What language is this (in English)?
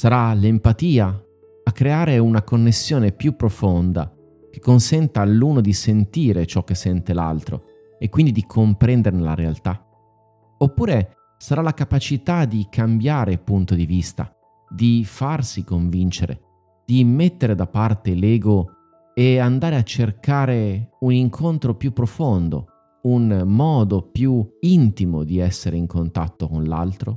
Italian